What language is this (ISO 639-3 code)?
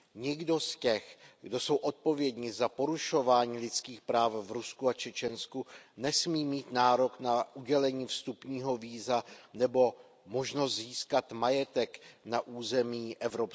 ces